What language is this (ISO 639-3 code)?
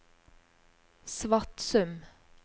nor